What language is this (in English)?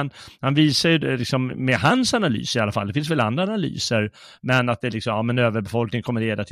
Swedish